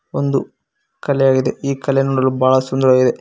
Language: Kannada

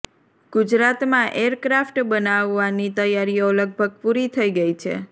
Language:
Gujarati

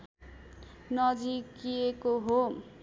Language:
Nepali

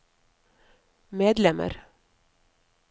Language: Norwegian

